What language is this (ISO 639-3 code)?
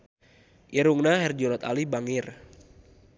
sun